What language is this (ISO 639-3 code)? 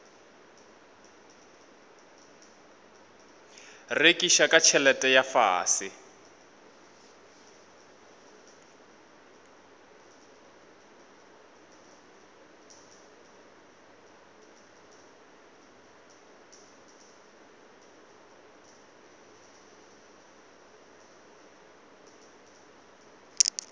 nso